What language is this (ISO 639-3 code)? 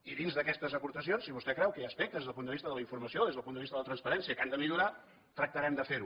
cat